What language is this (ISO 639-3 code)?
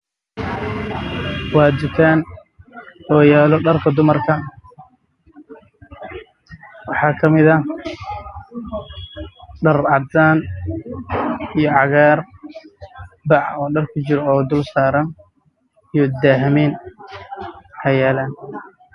som